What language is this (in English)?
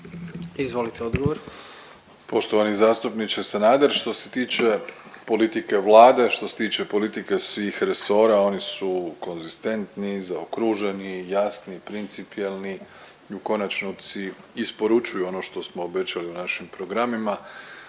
Croatian